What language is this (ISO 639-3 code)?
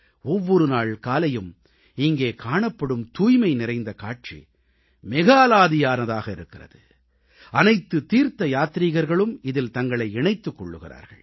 tam